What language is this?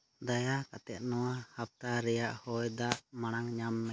Santali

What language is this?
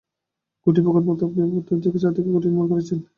Bangla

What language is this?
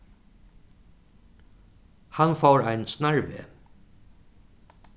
Faroese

